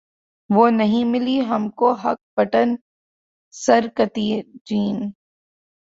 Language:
Urdu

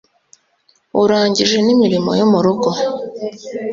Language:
Kinyarwanda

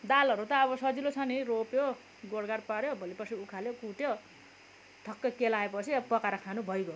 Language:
Nepali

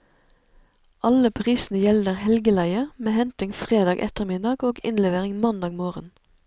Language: Norwegian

